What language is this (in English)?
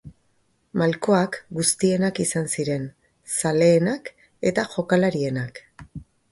Basque